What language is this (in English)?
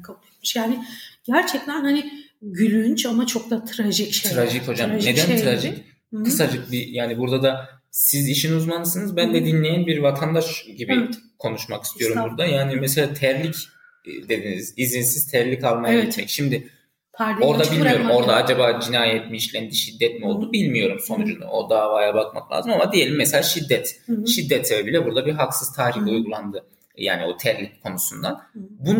Turkish